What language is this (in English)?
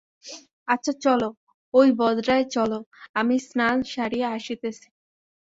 Bangla